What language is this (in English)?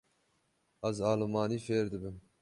Kurdish